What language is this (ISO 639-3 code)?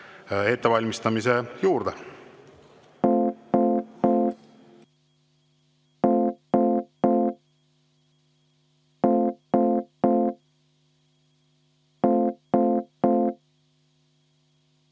est